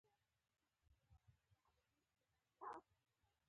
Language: Pashto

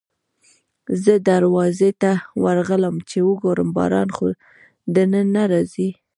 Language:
Pashto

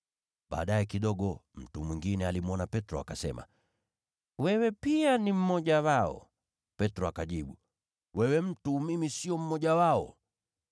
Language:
Swahili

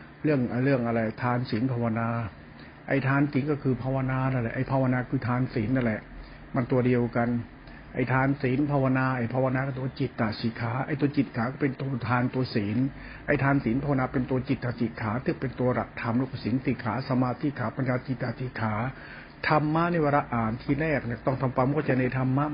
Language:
Thai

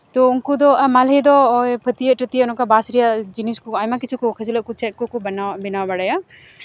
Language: Santali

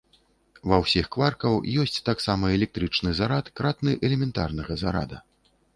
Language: Belarusian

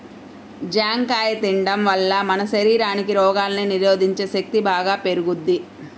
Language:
Telugu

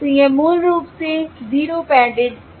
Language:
Hindi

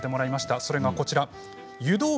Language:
Japanese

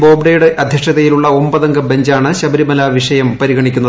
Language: Malayalam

